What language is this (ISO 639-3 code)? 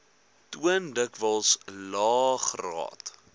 afr